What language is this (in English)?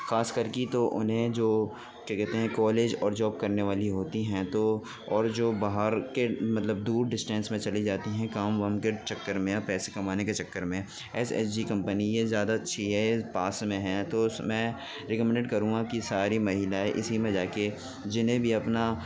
Urdu